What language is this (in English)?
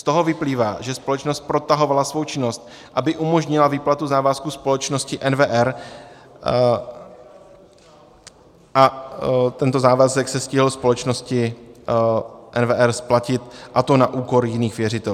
Czech